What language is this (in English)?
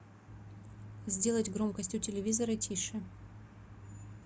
Russian